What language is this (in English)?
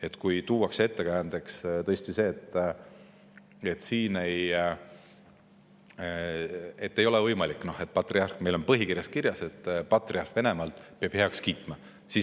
Estonian